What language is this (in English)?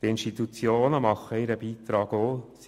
Swiss German